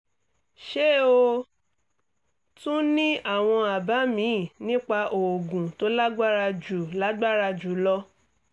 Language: Yoruba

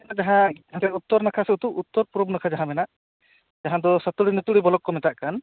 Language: Santali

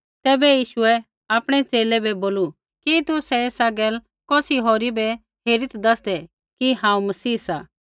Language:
Kullu Pahari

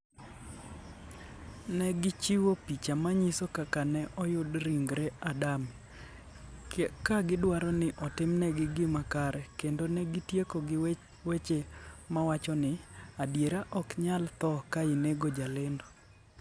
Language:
Luo (Kenya and Tanzania)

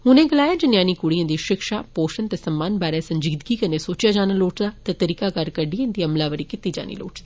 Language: Dogri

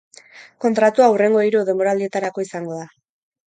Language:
Basque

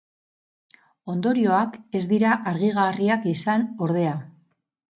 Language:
Basque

